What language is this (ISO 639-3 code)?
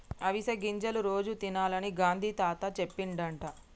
tel